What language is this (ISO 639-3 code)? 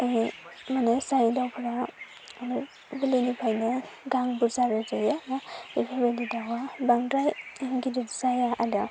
brx